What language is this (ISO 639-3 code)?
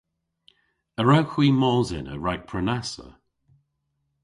cor